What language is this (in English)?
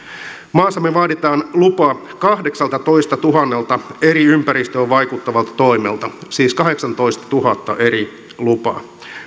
Finnish